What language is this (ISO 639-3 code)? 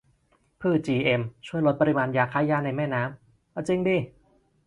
tha